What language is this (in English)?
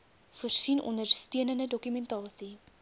Afrikaans